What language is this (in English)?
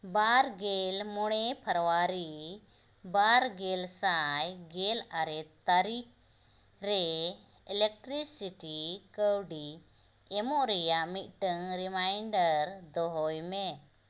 Santali